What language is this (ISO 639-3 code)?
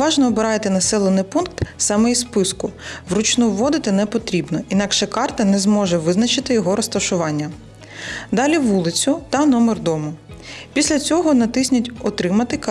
ukr